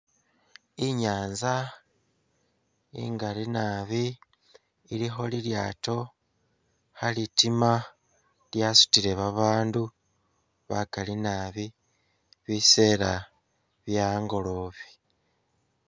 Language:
Masaaba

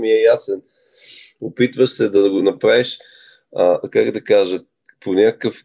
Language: Bulgarian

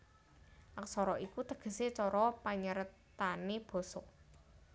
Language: Javanese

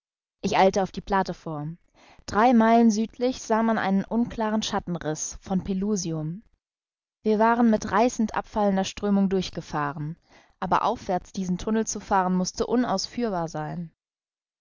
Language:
German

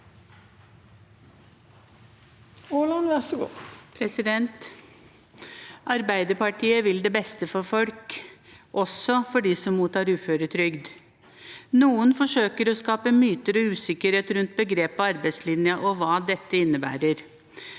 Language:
Norwegian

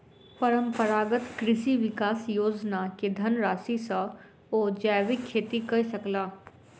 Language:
Maithili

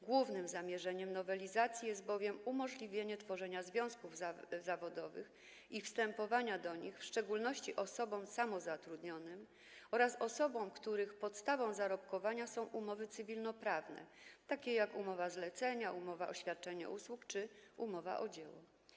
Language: Polish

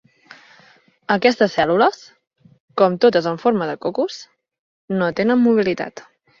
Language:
Catalan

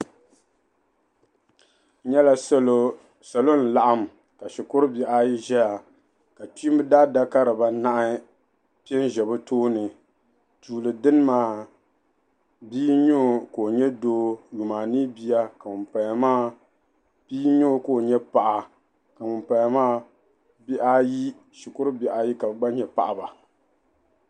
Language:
Dagbani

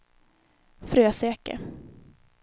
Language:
Swedish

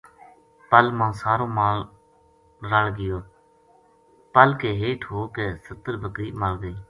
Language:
Gujari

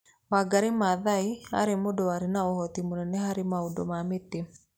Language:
Kikuyu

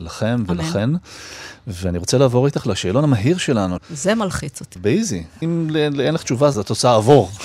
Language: Hebrew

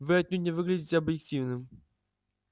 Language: Russian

